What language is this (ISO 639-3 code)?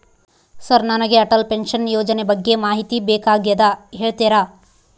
kan